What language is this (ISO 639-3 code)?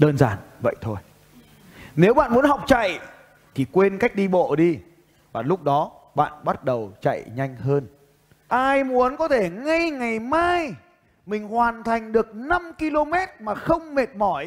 vie